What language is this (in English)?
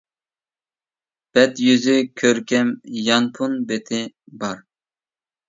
Uyghur